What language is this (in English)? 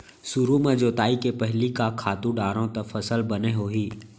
Chhattisgarhi